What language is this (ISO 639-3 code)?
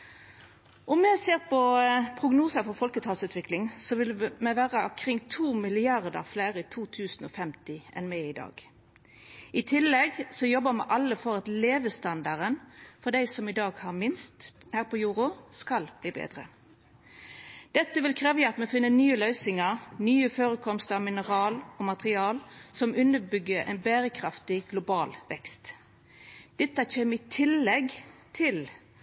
nno